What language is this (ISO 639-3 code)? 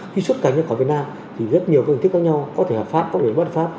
vie